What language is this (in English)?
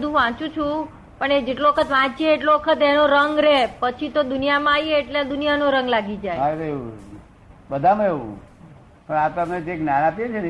Gujarati